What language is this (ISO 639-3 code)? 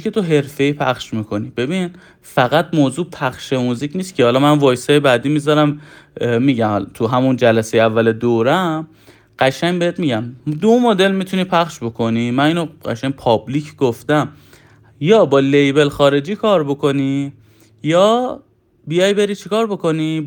fas